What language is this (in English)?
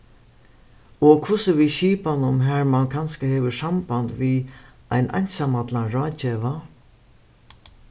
Faroese